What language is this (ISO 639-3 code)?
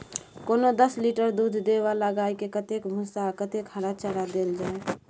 mai